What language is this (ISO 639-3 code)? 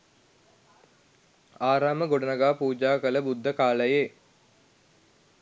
sin